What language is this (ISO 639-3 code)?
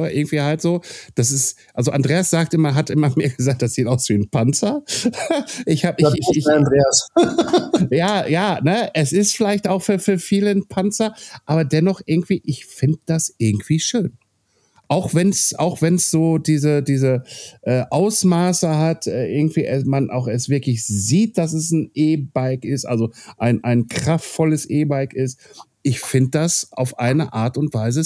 deu